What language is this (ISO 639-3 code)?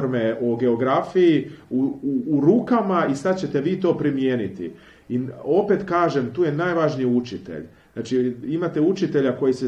hrv